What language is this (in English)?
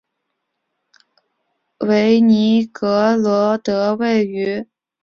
Chinese